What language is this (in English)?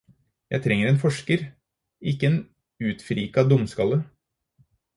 Norwegian Bokmål